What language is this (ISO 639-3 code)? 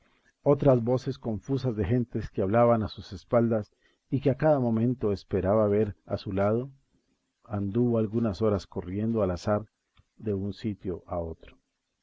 spa